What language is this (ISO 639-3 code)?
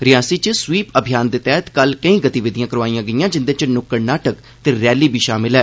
doi